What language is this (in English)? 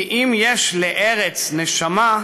Hebrew